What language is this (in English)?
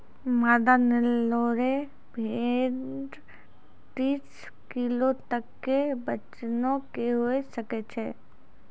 Maithili